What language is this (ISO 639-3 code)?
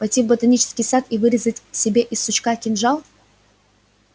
rus